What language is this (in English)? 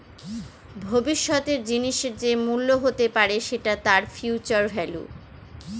Bangla